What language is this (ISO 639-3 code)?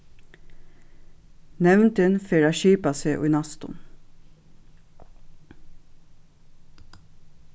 fao